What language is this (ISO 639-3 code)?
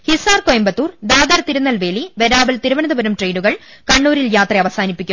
mal